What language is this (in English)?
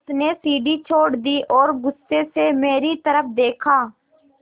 Hindi